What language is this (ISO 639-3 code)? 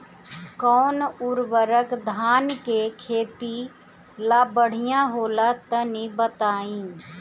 bho